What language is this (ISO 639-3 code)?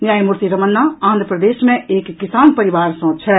mai